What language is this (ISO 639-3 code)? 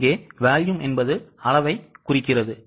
tam